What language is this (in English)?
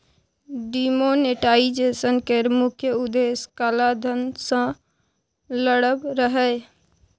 Maithili